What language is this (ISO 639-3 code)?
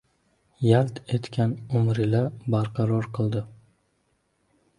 uzb